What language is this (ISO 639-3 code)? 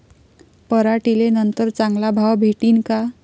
mar